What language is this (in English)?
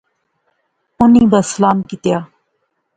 Pahari-Potwari